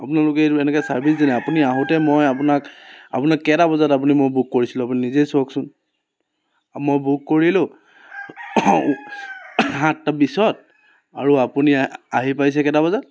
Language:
Assamese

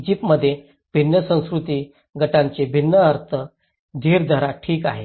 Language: Marathi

